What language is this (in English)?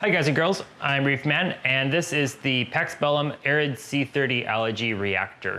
English